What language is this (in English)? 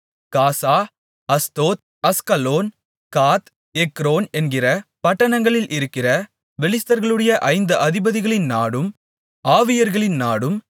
Tamil